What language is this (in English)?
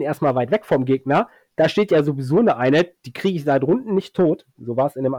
German